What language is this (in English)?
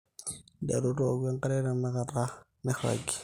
Masai